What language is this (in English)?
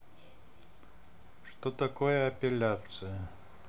Russian